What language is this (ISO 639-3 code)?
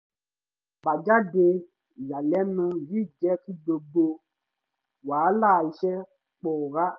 yor